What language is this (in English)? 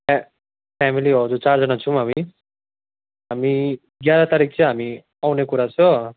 Nepali